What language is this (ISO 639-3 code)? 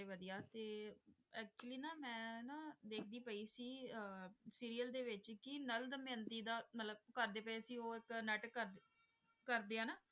pan